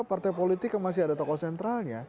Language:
Indonesian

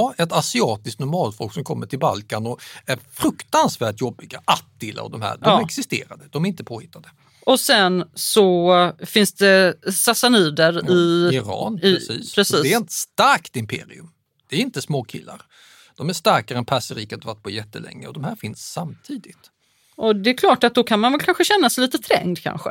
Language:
Swedish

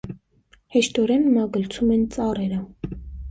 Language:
Armenian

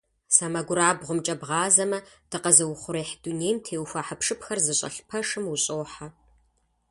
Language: Kabardian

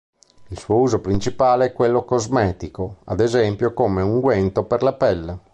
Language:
Italian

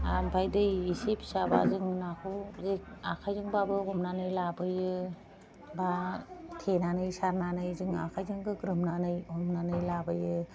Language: Bodo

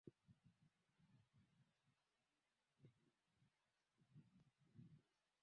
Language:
Swahili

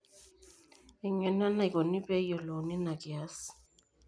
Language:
Masai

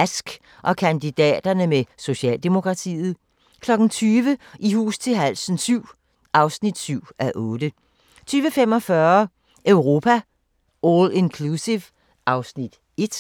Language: Danish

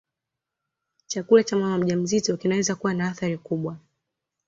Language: Swahili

